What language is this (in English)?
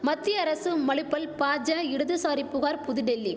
Tamil